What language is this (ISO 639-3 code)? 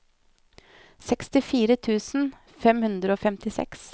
nor